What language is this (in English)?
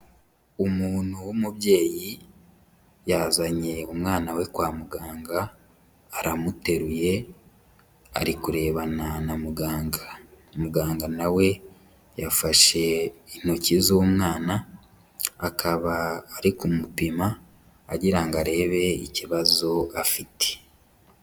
Kinyarwanda